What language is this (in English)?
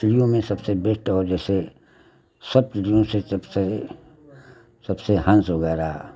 Hindi